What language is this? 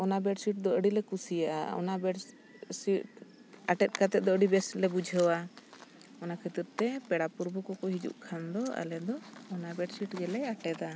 Santali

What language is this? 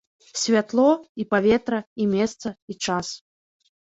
Belarusian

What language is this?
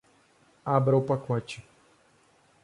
Portuguese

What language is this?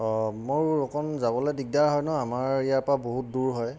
Assamese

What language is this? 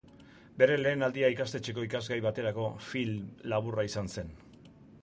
Basque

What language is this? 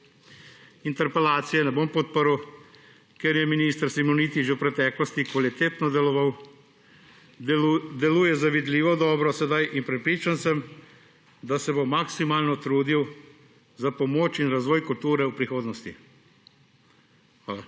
Slovenian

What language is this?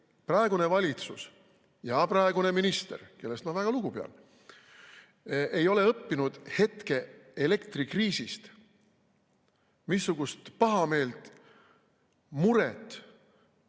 Estonian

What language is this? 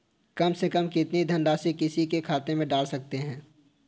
Hindi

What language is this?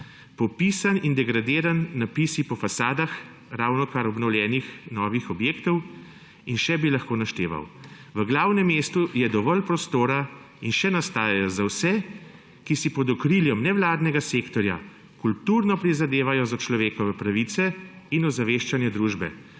Slovenian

